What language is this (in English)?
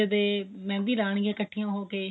Punjabi